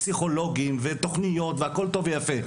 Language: Hebrew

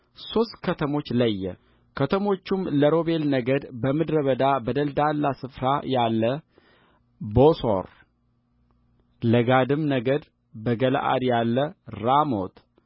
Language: Amharic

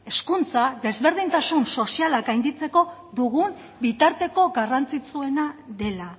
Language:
Basque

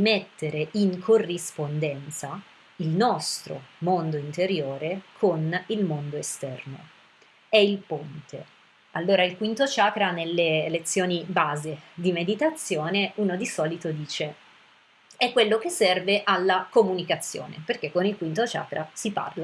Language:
Italian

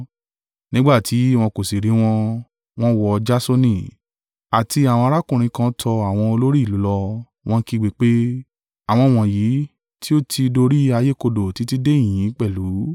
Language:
Yoruba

